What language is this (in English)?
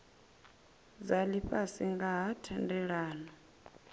Venda